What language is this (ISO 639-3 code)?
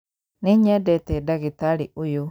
kik